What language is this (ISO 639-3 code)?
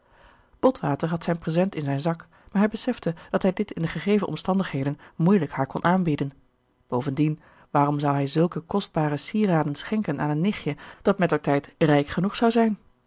nld